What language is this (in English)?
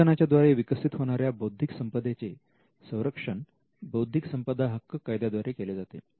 Marathi